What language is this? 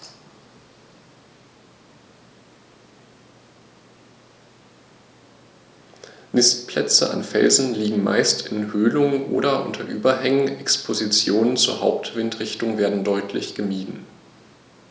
German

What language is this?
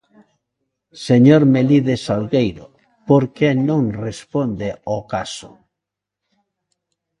Galician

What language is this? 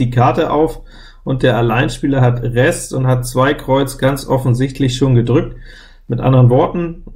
German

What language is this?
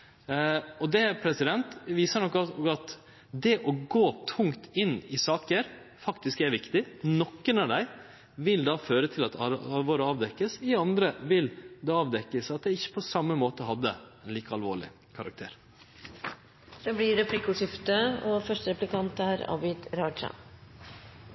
Norwegian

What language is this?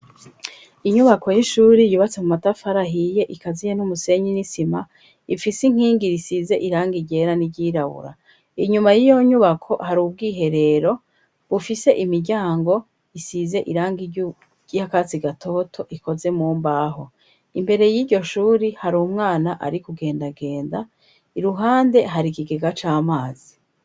Rundi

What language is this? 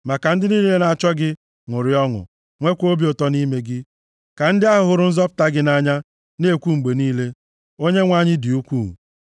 Igbo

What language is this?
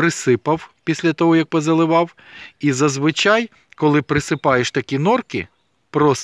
Ukrainian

